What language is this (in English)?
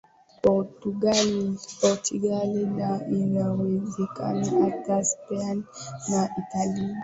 Swahili